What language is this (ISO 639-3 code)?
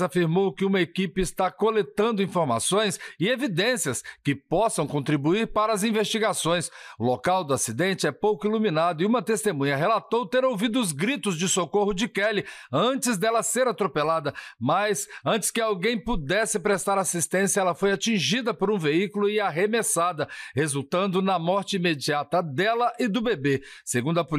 por